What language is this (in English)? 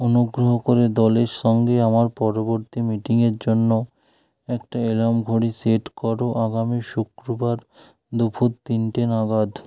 Bangla